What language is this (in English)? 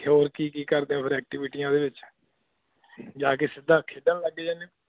Punjabi